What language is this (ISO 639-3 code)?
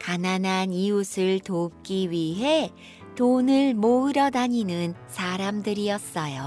kor